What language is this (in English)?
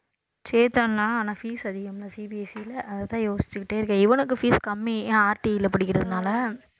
Tamil